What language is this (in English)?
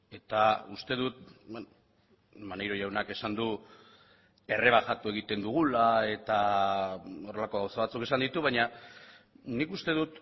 Basque